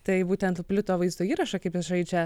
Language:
Lithuanian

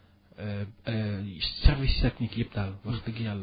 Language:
Wolof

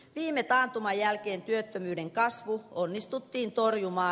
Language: Finnish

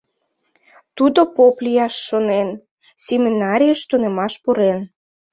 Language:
Mari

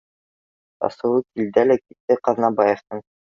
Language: Bashkir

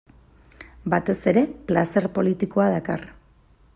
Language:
Basque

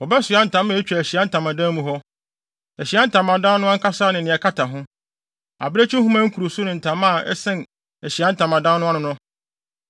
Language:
Akan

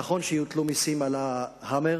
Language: Hebrew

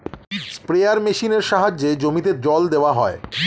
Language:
Bangla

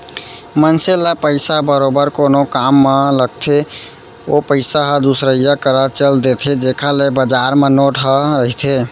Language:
Chhattisgarhi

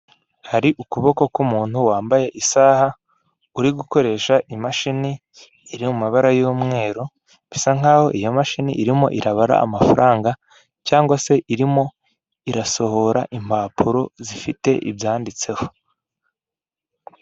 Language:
Kinyarwanda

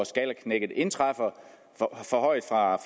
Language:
Danish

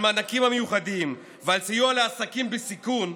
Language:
Hebrew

